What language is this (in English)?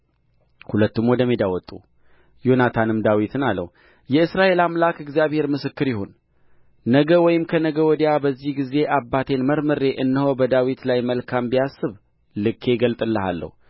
Amharic